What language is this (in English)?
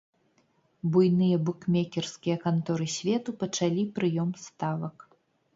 Belarusian